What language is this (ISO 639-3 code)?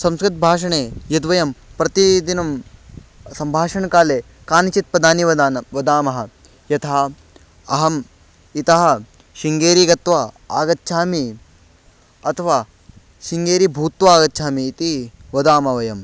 san